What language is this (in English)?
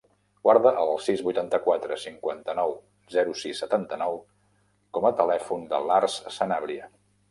Catalan